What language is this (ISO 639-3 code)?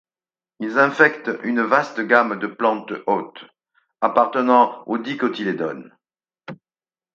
fra